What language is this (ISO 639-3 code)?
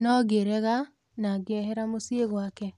kik